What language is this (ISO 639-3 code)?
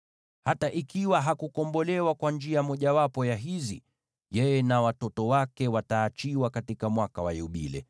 swa